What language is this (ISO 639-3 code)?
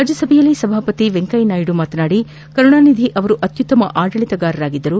kan